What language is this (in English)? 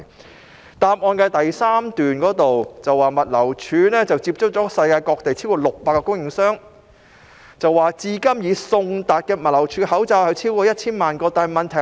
Cantonese